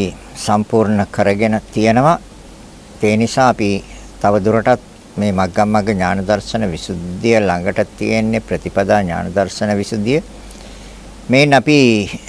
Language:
Sinhala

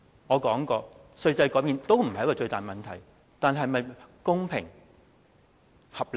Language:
Cantonese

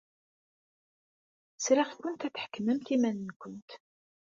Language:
Kabyle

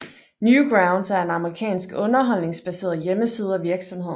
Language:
Danish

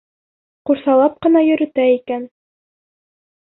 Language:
Bashkir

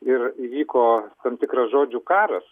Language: Lithuanian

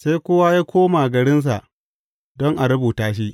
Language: Hausa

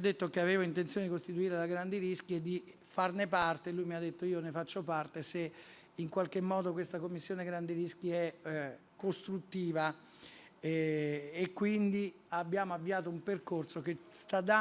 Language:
Italian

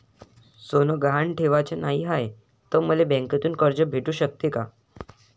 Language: Marathi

